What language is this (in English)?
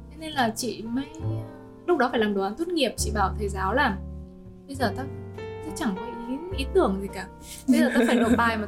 Vietnamese